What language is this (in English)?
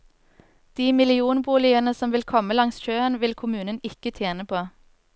Norwegian